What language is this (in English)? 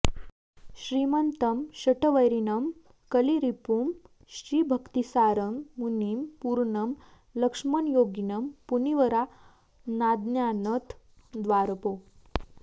Sanskrit